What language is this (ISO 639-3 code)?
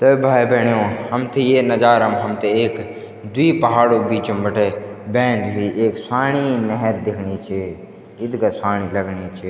gbm